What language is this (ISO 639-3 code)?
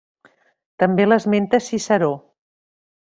cat